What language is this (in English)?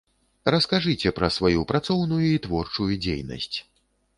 Belarusian